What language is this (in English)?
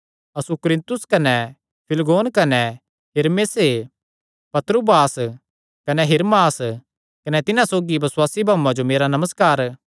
Kangri